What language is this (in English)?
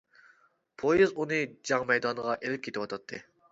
Uyghur